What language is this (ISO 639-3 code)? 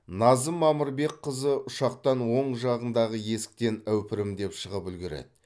kaz